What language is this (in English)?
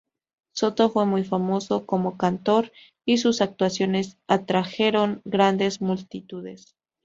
Spanish